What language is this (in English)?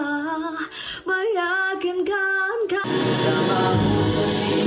Indonesian